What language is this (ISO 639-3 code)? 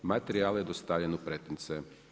hrv